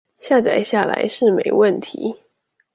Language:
Chinese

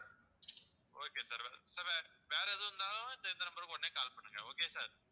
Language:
Tamil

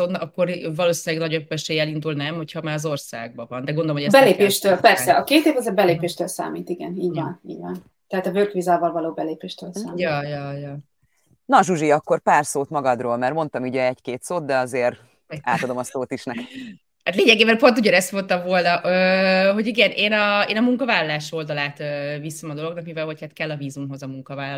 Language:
Hungarian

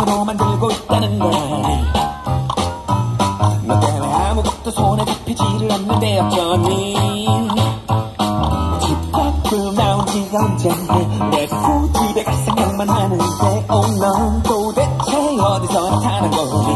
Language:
Korean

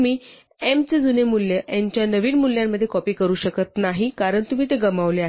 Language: Marathi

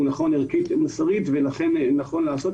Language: Hebrew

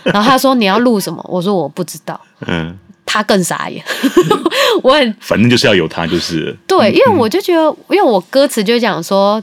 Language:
Chinese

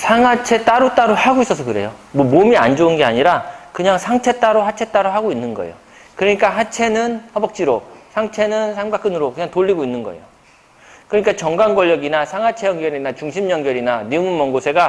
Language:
Korean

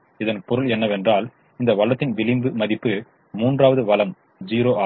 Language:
Tamil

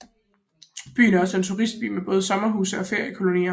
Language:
Danish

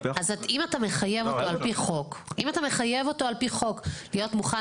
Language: Hebrew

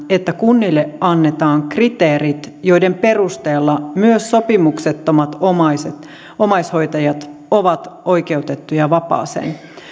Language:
Finnish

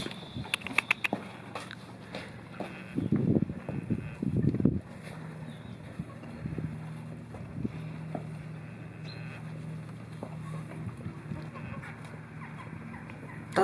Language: Dutch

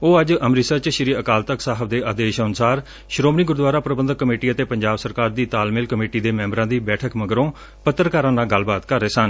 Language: Punjabi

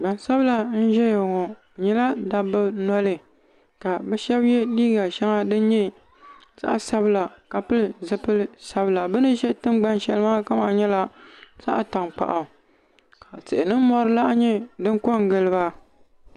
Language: Dagbani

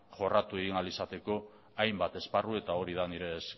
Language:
Basque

